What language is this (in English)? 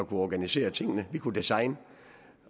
Danish